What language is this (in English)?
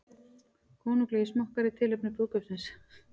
Icelandic